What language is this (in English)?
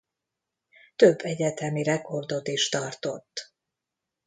Hungarian